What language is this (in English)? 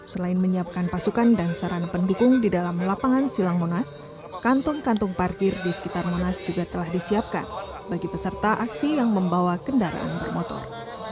Indonesian